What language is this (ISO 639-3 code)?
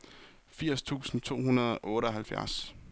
dan